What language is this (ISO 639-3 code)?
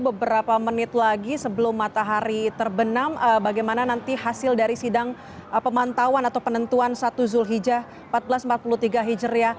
ind